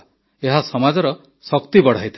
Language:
Odia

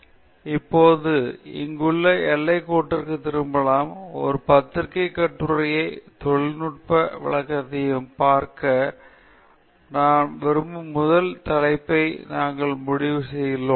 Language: Tamil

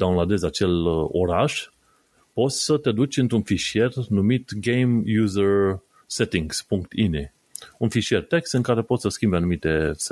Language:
Romanian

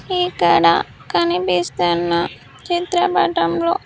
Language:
Telugu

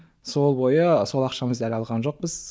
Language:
Kazakh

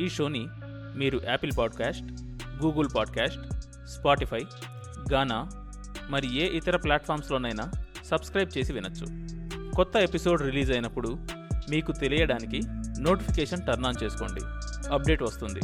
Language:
Telugu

